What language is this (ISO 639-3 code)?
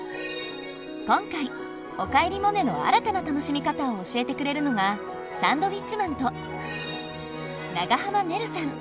jpn